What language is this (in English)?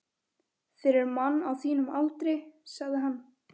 Icelandic